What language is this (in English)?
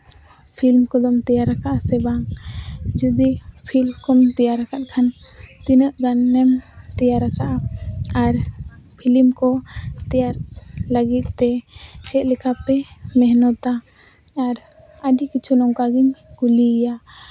Santali